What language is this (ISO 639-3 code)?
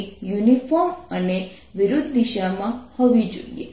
guj